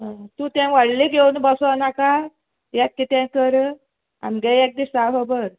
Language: Konkani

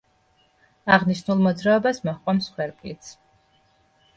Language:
Georgian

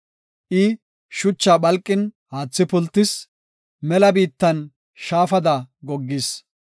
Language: Gofa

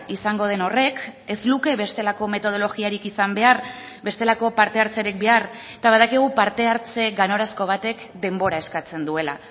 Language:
Basque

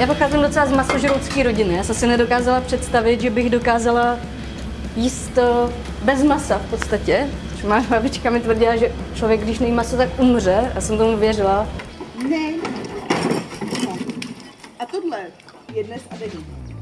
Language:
Czech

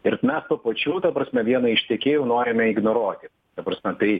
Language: Lithuanian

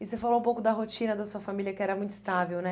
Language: Portuguese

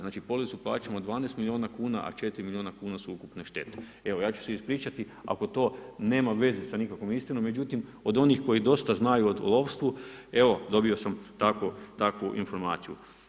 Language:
Croatian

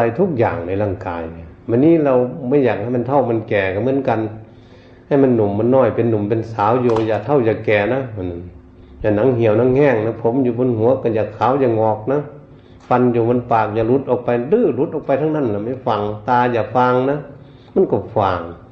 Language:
Thai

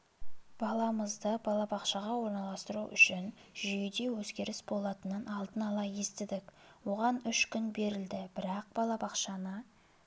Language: Kazakh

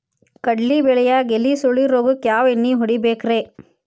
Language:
Kannada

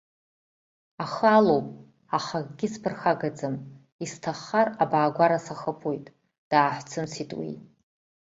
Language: Abkhazian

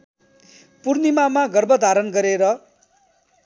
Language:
Nepali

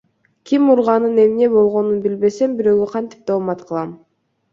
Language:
Kyrgyz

